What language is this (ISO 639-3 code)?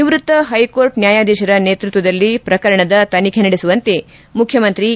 kan